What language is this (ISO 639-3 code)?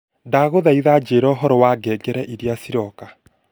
kik